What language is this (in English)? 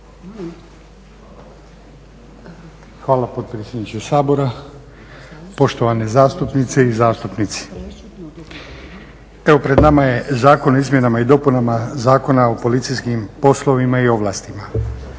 Croatian